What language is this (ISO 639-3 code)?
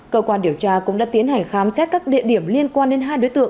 vie